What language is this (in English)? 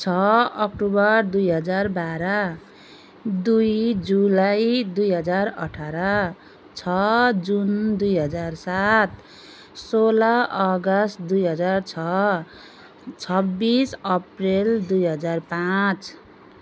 Nepali